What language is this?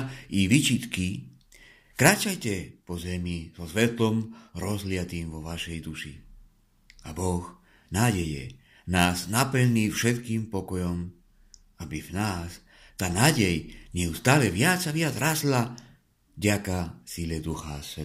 Czech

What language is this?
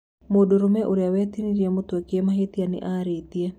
Kikuyu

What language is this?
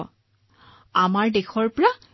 Assamese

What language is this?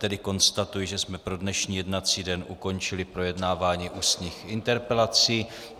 Czech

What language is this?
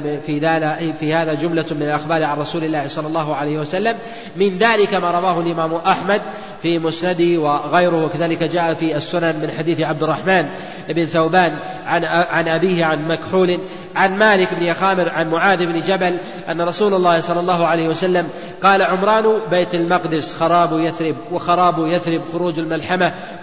Arabic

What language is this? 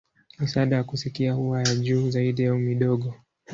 Swahili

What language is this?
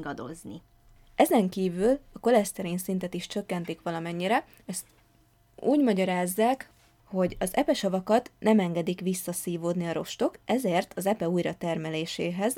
Hungarian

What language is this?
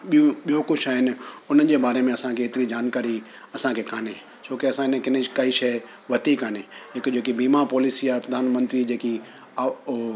Sindhi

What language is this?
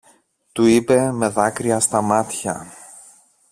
Greek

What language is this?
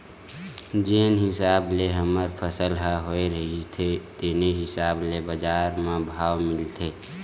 Chhattisgarhi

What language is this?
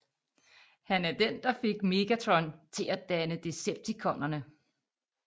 Danish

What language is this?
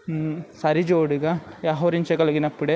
Telugu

